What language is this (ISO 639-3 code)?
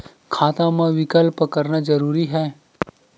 hne